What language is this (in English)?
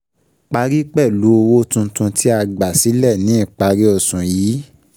Yoruba